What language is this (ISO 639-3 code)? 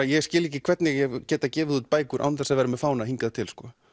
isl